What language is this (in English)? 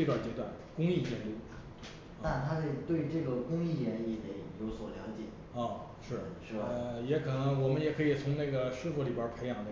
Chinese